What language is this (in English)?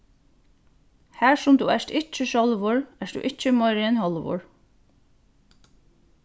Faroese